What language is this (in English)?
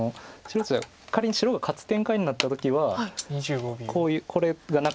Japanese